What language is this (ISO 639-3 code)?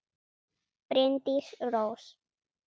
isl